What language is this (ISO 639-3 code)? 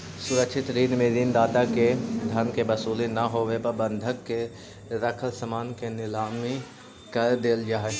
mag